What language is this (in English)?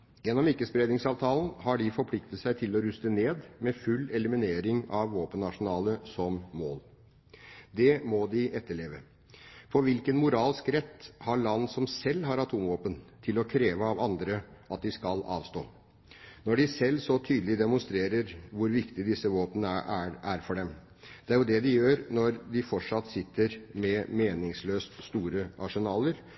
Norwegian Bokmål